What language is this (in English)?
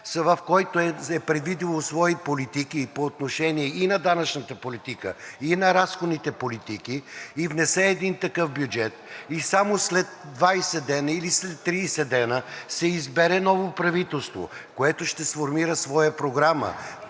Bulgarian